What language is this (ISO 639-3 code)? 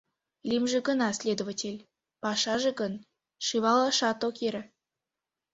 chm